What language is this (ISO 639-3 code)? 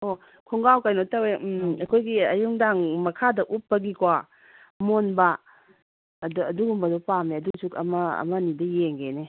mni